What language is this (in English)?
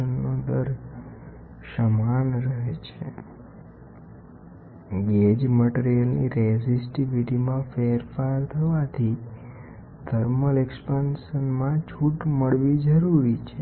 Gujarati